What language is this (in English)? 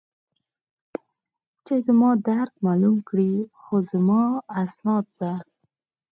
Pashto